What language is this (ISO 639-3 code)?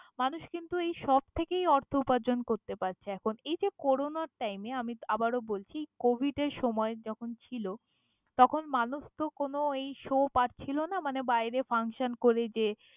ben